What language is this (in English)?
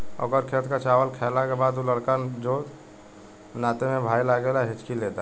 Bhojpuri